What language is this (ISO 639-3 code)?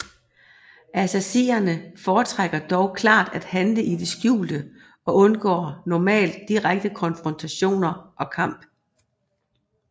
dan